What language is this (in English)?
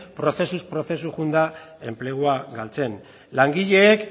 Basque